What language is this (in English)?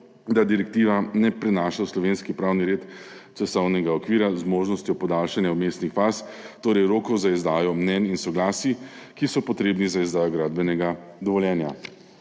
Slovenian